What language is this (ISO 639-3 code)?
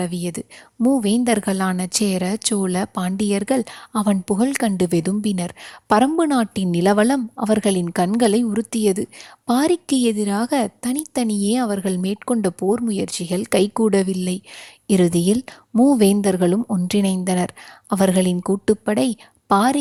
tam